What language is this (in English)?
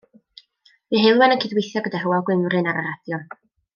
Welsh